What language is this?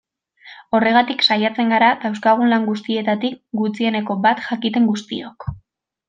Basque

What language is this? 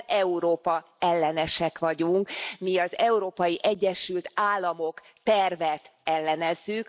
Hungarian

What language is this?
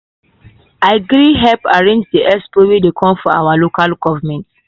Nigerian Pidgin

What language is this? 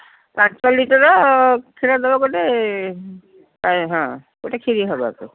Odia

